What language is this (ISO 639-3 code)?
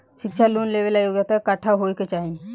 bho